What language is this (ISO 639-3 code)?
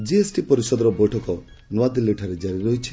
ori